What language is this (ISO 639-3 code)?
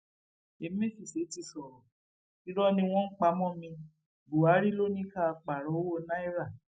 yor